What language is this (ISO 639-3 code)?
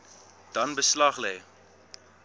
afr